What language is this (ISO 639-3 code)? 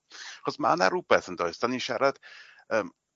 cym